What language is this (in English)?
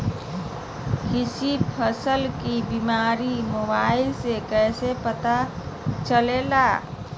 Magahi